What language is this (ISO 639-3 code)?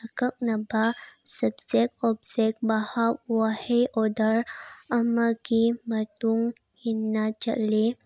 mni